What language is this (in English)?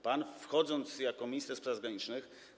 Polish